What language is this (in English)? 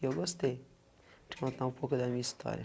Portuguese